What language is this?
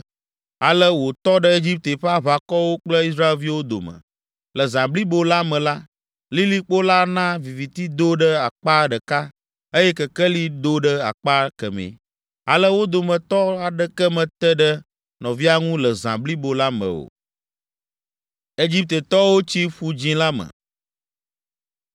Ewe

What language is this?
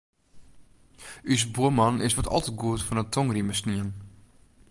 Western Frisian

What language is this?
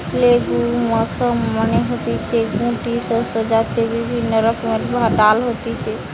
Bangla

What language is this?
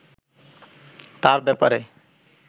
Bangla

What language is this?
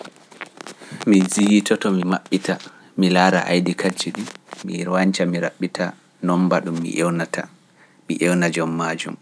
Pular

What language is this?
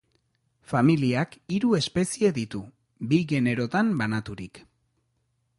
Basque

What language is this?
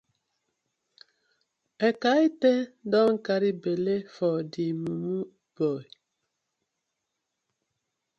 Nigerian Pidgin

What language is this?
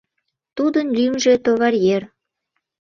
Mari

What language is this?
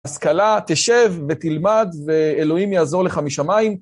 Hebrew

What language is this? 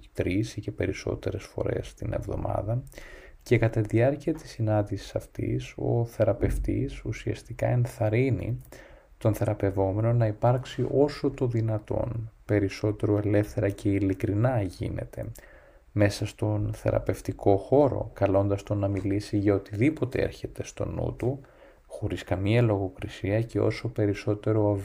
Greek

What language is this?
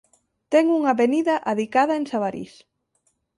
Galician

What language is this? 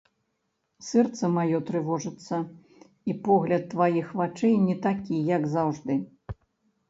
Belarusian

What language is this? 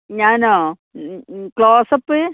Malayalam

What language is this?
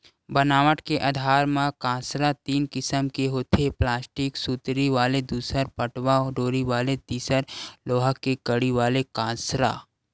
Chhattisgarhi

